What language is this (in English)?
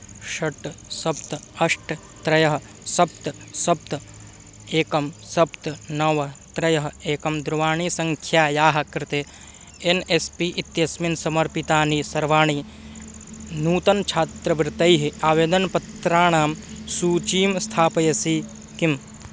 Sanskrit